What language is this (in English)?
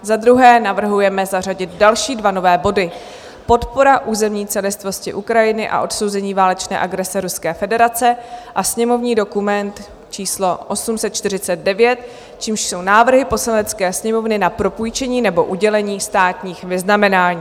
Czech